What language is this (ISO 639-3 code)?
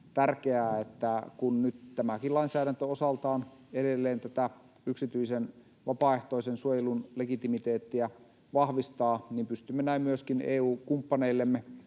fin